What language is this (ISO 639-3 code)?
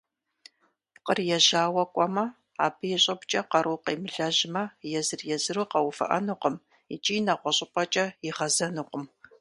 kbd